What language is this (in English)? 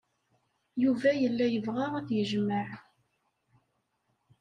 Kabyle